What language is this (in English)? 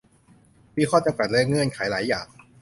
Thai